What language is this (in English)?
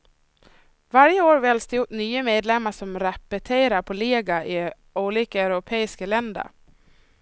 Swedish